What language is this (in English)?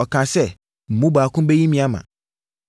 Akan